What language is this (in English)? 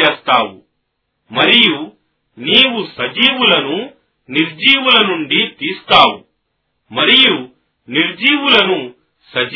Telugu